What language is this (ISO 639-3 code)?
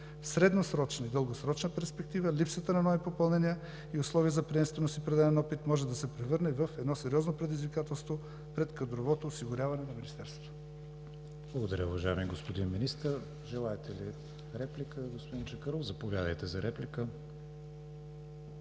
bul